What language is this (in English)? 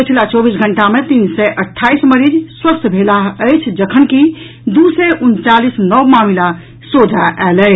Maithili